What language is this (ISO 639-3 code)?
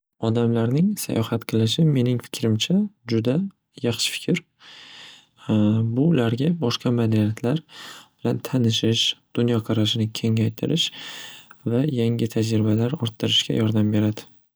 uzb